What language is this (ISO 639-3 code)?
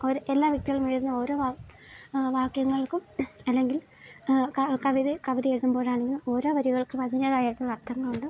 mal